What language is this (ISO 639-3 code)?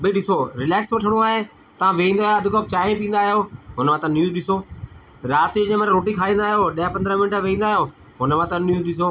snd